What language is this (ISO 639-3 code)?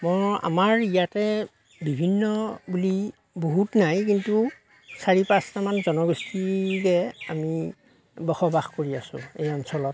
asm